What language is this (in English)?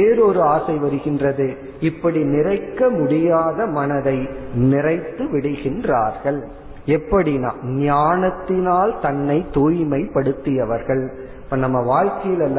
Tamil